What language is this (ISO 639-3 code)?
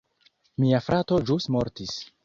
epo